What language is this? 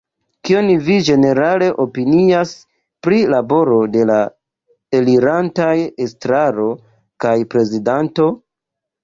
Esperanto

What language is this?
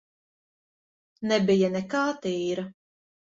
Latvian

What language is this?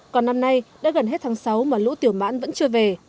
Vietnamese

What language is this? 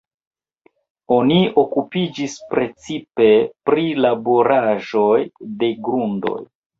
Esperanto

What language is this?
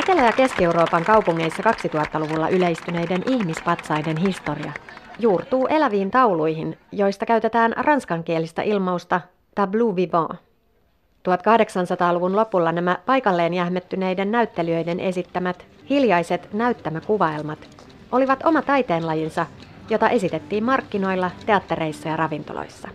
Finnish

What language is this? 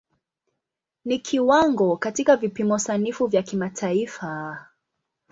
Swahili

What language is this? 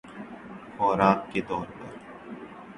Urdu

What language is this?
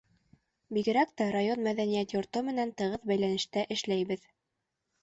Bashkir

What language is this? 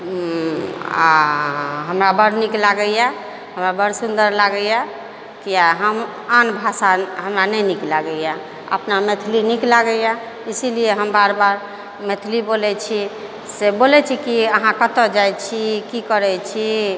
Maithili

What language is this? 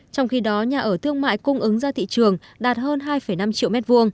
Vietnamese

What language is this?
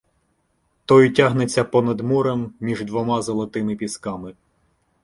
Ukrainian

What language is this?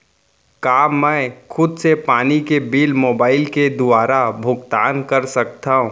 Chhattisgarhi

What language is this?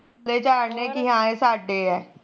Punjabi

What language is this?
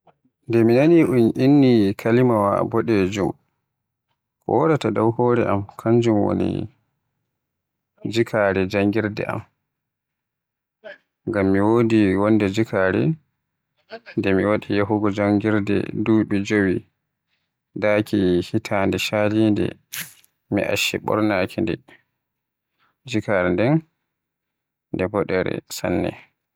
Western Niger Fulfulde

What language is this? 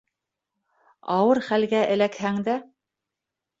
Bashkir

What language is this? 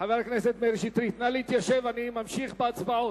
Hebrew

